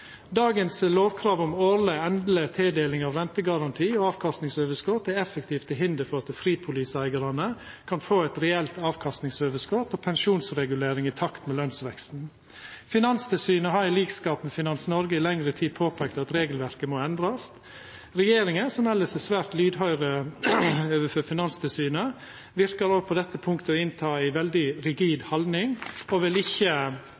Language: Norwegian Nynorsk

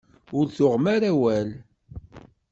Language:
Kabyle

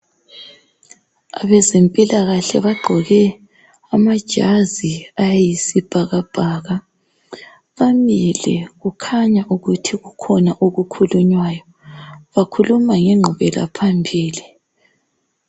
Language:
North Ndebele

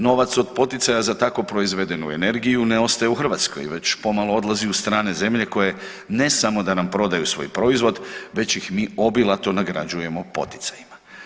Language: Croatian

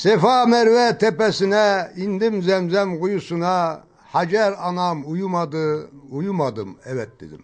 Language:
Turkish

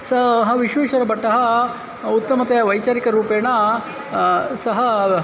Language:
Sanskrit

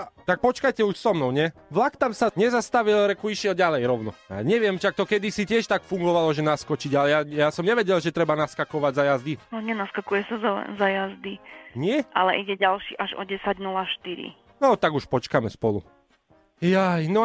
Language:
Slovak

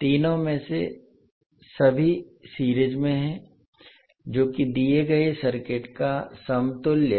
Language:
Hindi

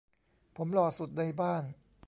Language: Thai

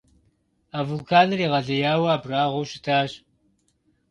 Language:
Kabardian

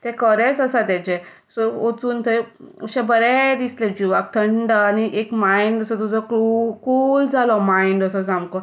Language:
Konkani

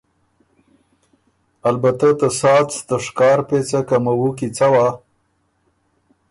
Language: Ormuri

